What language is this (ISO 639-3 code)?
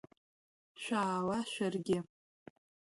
abk